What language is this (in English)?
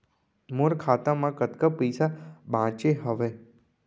Chhattisgarhi